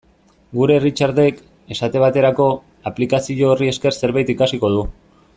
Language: Basque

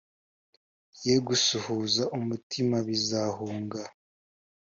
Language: Kinyarwanda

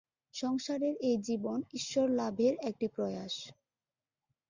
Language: Bangla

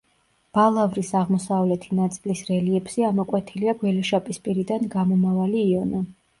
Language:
Georgian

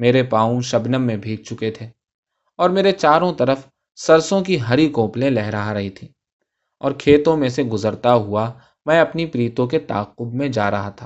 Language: Urdu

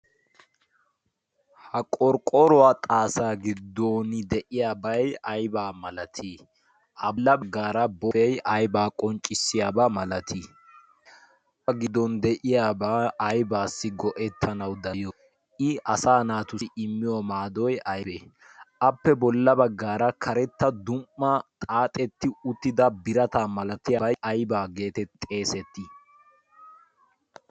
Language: Wolaytta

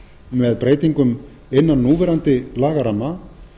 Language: Icelandic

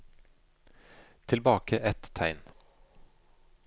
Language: Norwegian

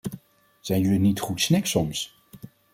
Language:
Dutch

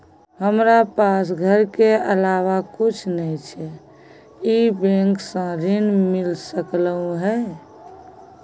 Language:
Maithili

